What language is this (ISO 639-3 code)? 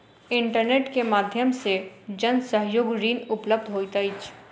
mai